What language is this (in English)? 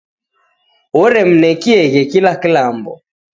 Taita